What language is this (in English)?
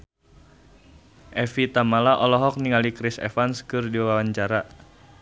Sundanese